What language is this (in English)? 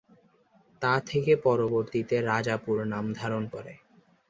Bangla